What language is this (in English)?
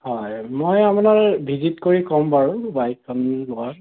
Assamese